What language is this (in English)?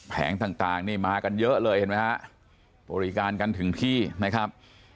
Thai